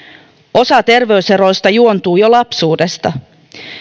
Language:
Finnish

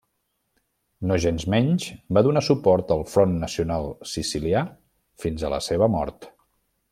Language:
Catalan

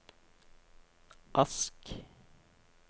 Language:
Norwegian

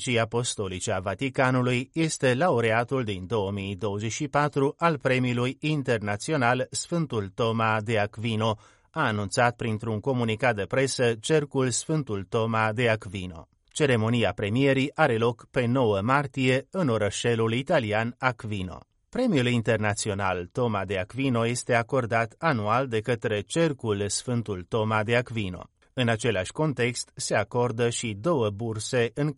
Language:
Romanian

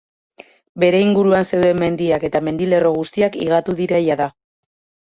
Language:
Basque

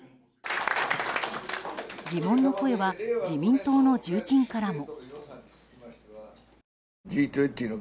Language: Japanese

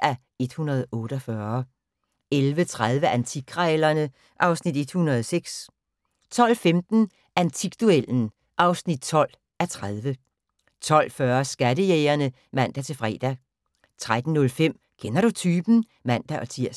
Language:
Danish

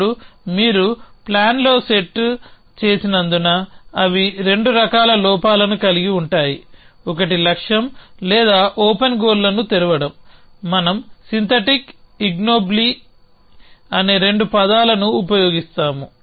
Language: Telugu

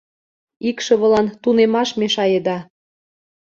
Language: Mari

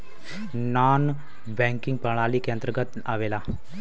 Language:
Bhojpuri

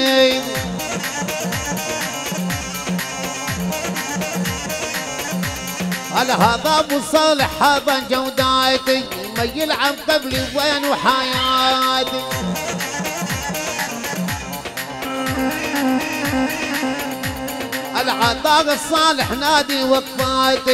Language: Arabic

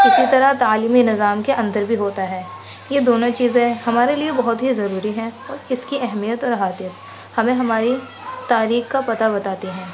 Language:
Urdu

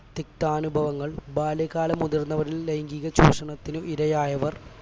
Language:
Malayalam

